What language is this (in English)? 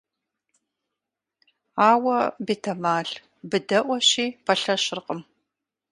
Kabardian